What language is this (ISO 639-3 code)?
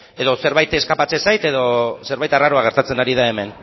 eus